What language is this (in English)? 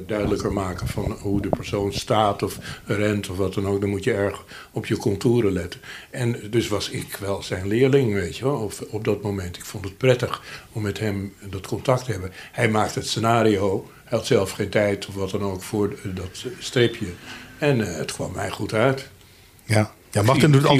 Dutch